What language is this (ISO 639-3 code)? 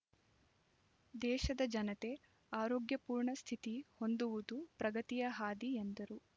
kan